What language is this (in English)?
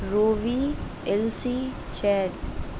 Urdu